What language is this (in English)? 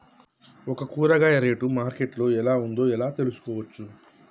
Telugu